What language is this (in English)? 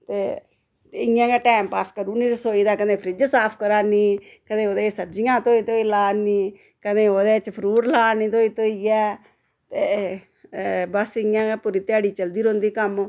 Dogri